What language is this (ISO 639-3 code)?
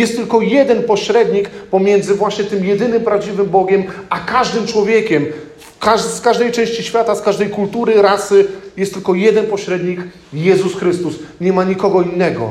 pol